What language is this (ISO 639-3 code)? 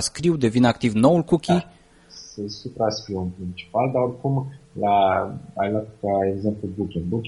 ron